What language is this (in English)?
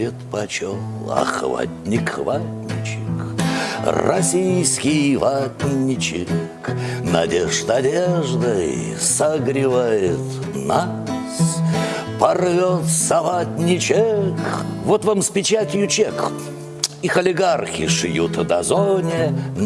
Russian